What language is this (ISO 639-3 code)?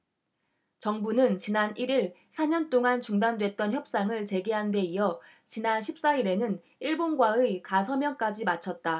kor